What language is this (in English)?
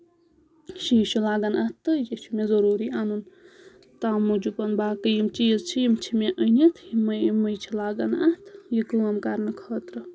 Kashmiri